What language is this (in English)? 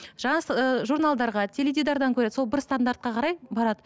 Kazakh